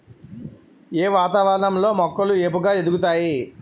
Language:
Telugu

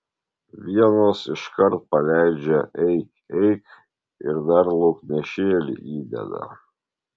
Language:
Lithuanian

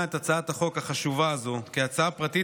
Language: Hebrew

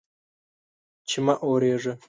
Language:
Pashto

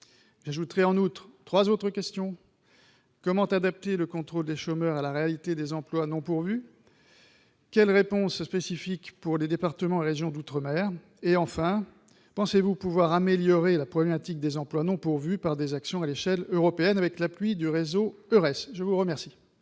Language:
French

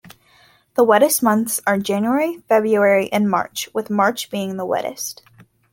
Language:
English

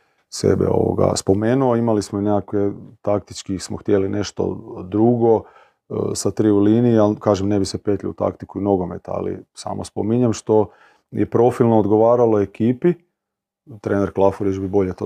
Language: Croatian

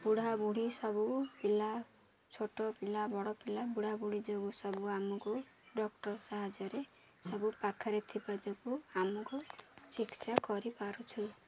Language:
Odia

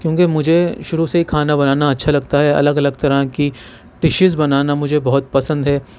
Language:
Urdu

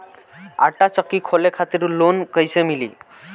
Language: Bhojpuri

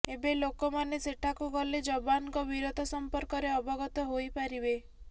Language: Odia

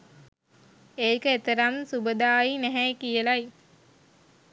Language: Sinhala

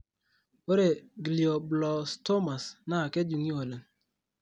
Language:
Masai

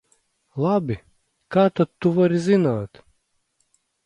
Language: Latvian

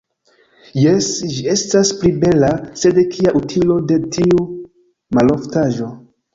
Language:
Esperanto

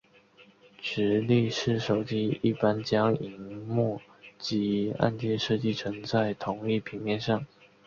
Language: Chinese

